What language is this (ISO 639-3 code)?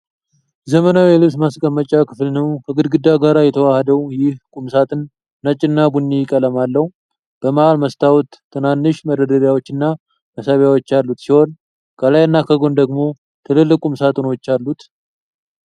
amh